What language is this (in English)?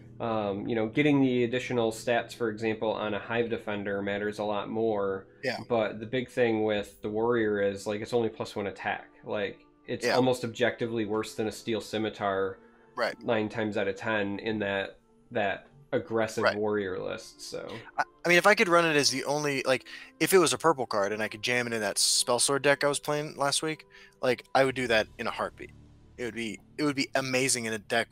English